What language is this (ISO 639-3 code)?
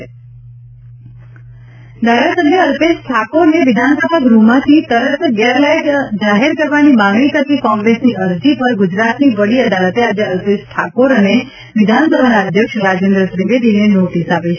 guj